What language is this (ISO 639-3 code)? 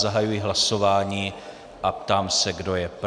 ces